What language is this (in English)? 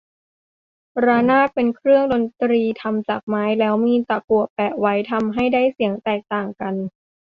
Thai